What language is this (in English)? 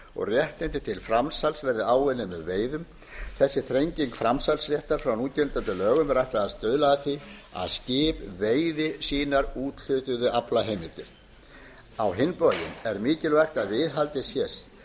Icelandic